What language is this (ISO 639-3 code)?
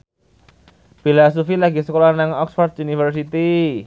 jav